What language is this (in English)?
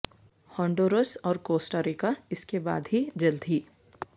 Urdu